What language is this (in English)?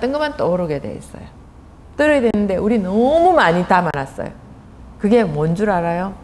Korean